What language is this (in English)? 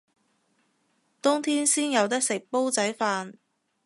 Cantonese